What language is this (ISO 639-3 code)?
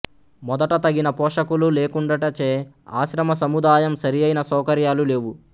tel